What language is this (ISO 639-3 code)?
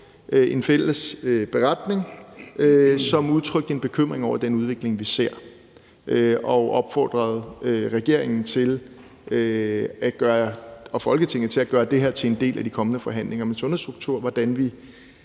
dan